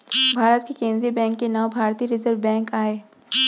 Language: Chhattisgarhi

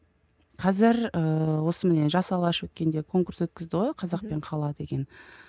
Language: Kazakh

